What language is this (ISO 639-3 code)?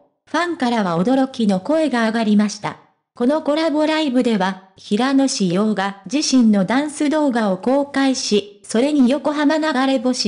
jpn